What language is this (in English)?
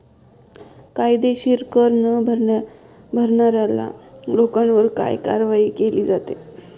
Marathi